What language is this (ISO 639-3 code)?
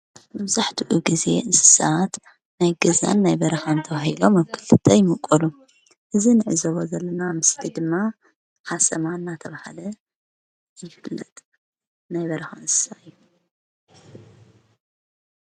tir